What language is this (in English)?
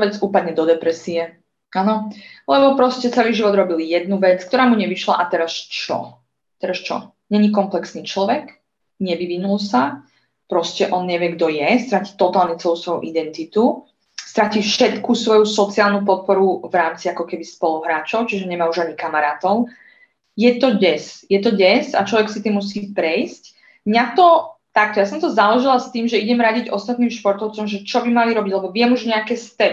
Slovak